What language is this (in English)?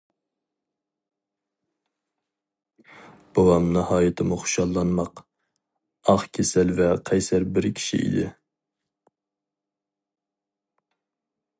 Uyghur